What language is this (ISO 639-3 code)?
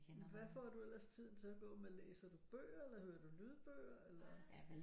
dan